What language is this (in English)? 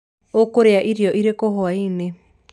Kikuyu